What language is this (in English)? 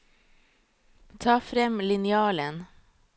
Norwegian